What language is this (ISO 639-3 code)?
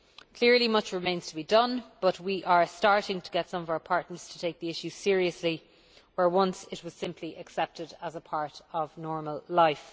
eng